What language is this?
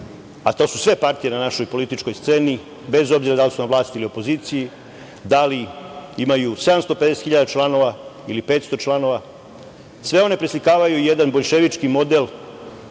Serbian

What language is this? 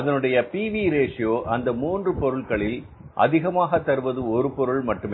Tamil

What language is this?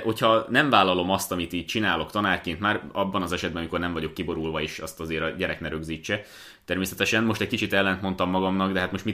Hungarian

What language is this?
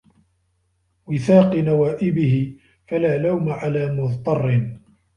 Arabic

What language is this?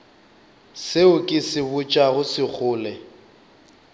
Northern Sotho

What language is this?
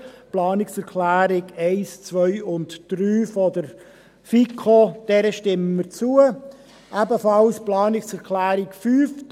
Swiss German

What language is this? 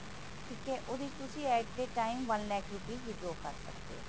Punjabi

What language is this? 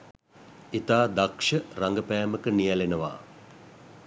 Sinhala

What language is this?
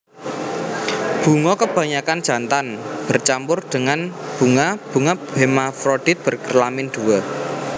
Javanese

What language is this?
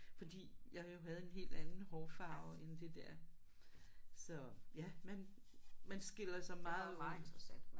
Danish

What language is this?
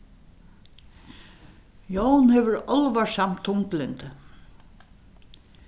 Faroese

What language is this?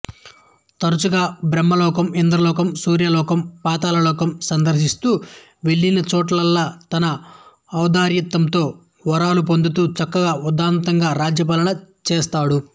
Telugu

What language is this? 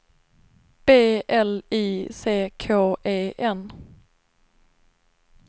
Swedish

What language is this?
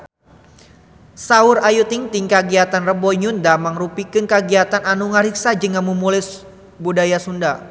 Sundanese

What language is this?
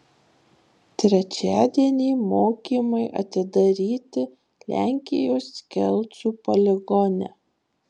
Lithuanian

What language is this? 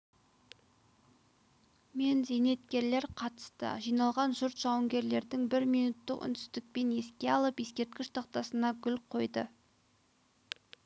Kazakh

